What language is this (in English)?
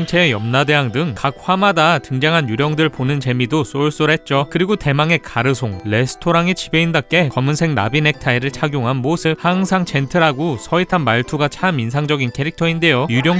Korean